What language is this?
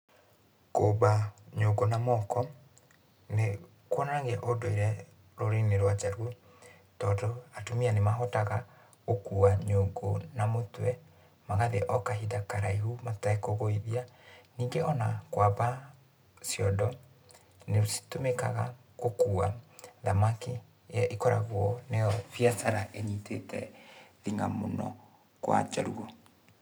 Kikuyu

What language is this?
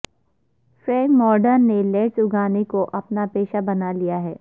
Urdu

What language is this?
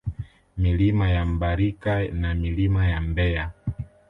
Swahili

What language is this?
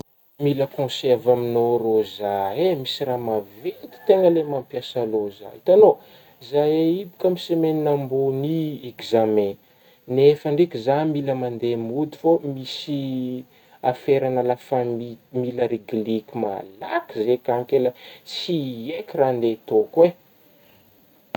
Northern Betsimisaraka Malagasy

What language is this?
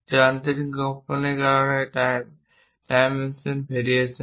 Bangla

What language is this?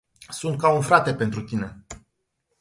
Romanian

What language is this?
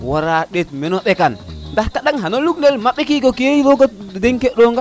Serer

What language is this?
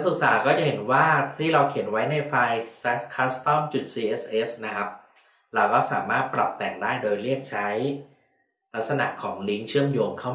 Thai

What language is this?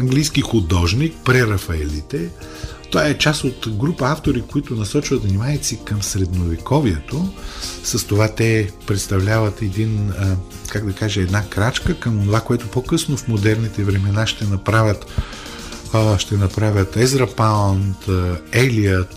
Bulgarian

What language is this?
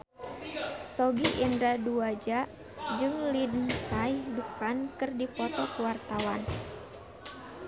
Sundanese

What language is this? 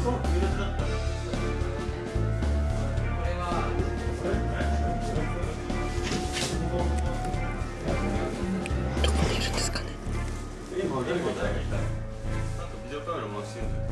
Japanese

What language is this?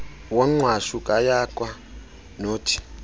Xhosa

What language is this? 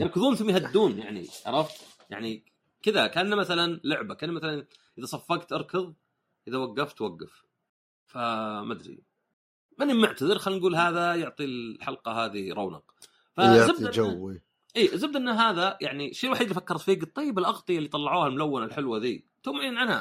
Arabic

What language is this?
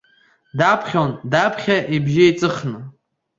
Abkhazian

